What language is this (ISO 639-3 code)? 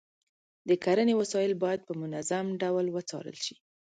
pus